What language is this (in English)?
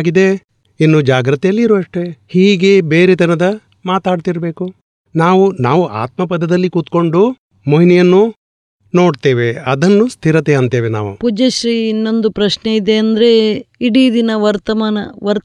Gujarati